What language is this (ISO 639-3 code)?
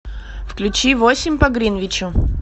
rus